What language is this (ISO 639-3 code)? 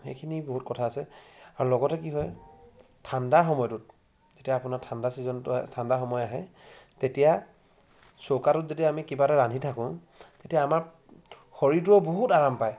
asm